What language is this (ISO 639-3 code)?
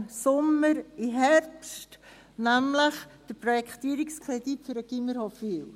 gsw